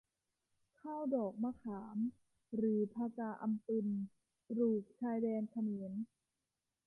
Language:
Thai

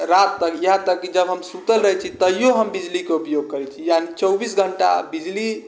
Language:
Maithili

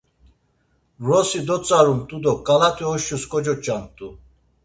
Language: Laz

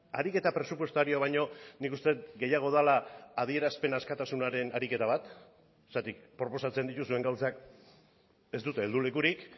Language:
Basque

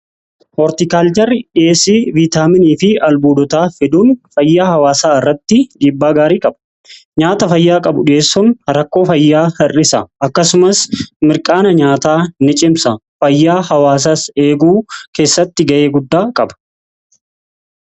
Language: Oromo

